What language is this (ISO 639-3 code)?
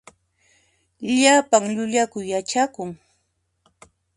qxp